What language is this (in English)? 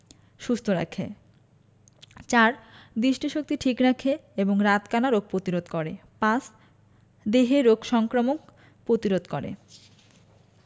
Bangla